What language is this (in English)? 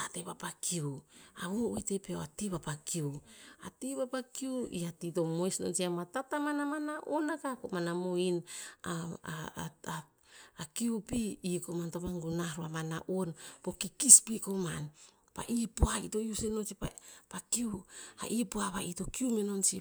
Tinputz